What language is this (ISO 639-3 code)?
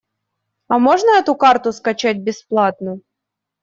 rus